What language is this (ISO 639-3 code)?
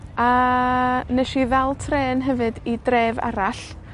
cym